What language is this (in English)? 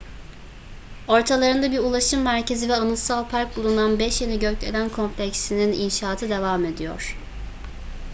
Turkish